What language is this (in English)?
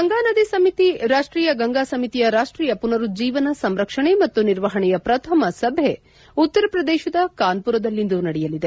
Kannada